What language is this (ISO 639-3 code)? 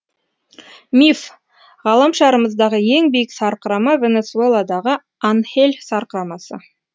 kaz